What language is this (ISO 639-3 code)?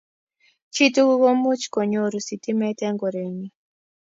kln